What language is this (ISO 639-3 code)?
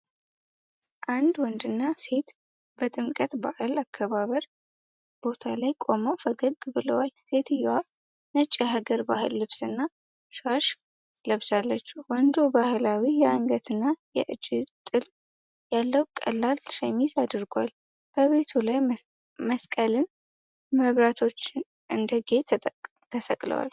amh